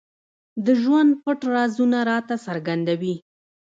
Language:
Pashto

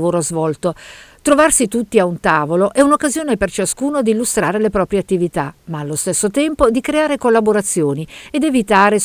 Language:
Italian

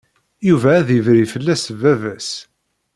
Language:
Kabyle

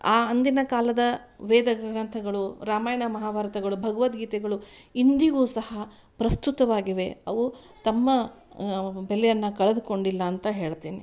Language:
Kannada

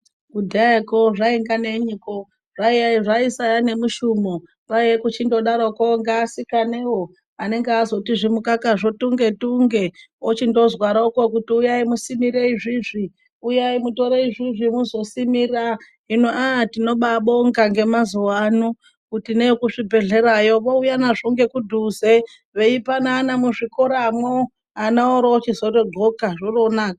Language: Ndau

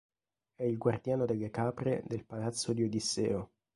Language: Italian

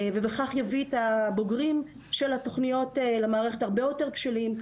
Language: Hebrew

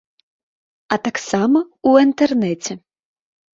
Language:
Belarusian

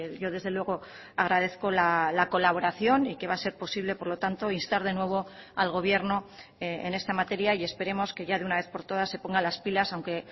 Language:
Spanish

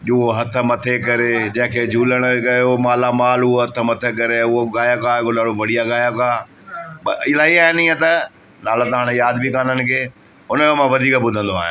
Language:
Sindhi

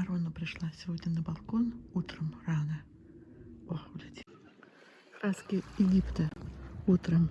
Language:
Russian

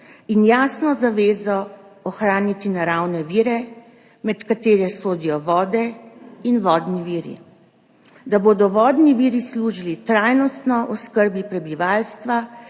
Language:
Slovenian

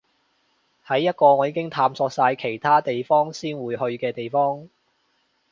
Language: Cantonese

